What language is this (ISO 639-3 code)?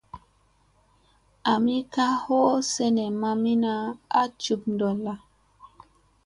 mse